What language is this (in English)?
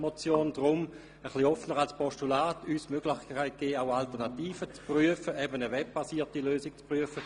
Swiss German